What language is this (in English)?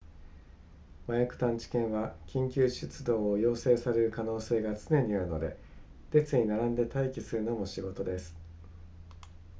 Japanese